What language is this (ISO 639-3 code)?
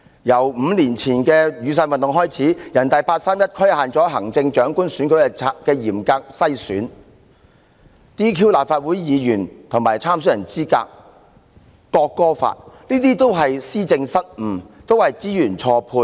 yue